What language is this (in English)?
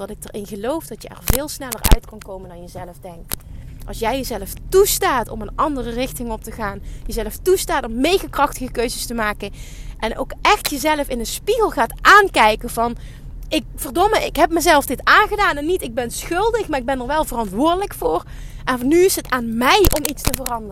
Dutch